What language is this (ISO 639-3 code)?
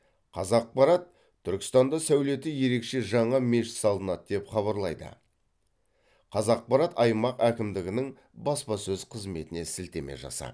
kaz